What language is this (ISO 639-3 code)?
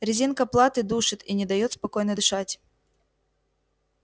rus